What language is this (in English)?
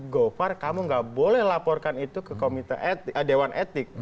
Indonesian